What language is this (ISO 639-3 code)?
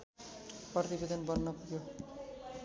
nep